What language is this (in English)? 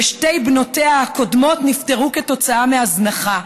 Hebrew